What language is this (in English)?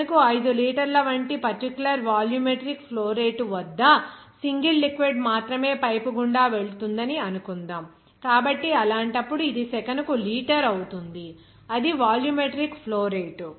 Telugu